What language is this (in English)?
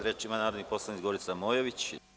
Serbian